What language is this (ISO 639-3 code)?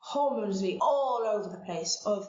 cym